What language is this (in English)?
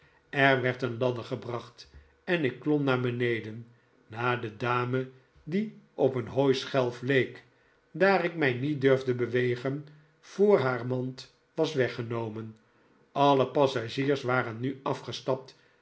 Dutch